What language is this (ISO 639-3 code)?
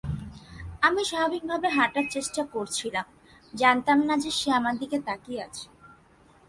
ben